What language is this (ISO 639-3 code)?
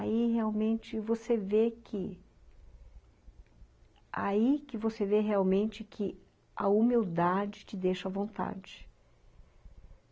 por